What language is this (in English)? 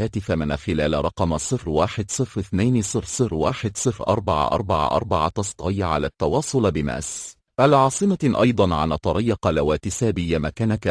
Arabic